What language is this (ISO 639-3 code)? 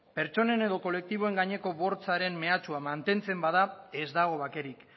eus